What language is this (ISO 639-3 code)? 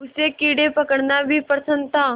hin